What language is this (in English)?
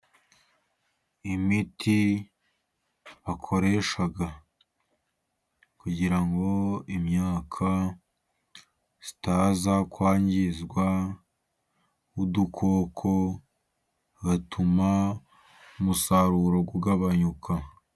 Kinyarwanda